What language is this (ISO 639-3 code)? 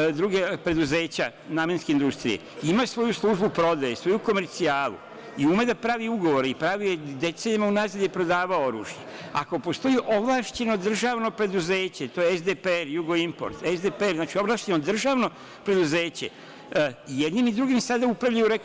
srp